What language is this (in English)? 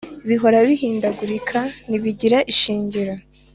Kinyarwanda